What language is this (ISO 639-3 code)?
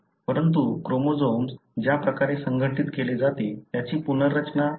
mar